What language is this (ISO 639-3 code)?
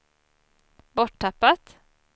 swe